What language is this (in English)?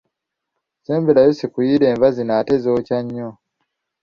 Ganda